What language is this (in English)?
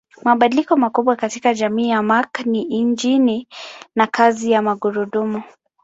Swahili